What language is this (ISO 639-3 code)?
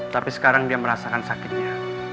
ind